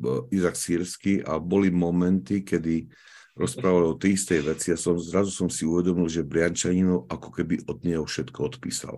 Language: Slovak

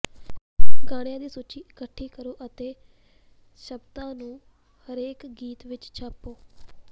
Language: Punjabi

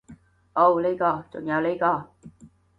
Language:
Cantonese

